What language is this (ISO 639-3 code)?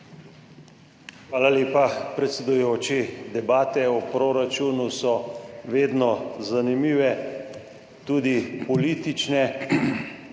slv